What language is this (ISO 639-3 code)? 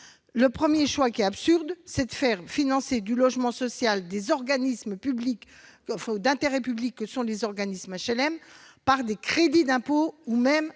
fra